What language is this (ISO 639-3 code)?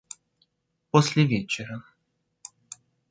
rus